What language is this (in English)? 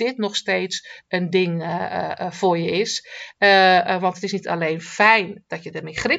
Dutch